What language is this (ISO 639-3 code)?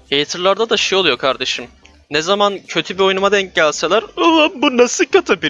tur